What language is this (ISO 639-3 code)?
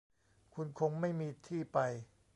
tha